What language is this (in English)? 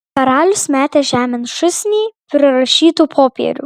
Lithuanian